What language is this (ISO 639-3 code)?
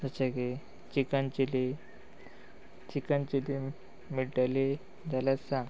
kok